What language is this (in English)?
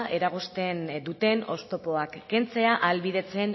Basque